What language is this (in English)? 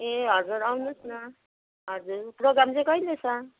Nepali